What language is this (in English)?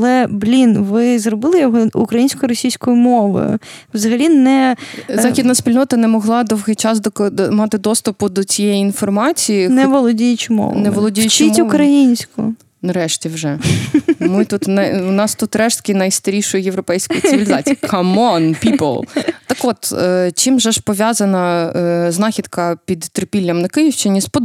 Ukrainian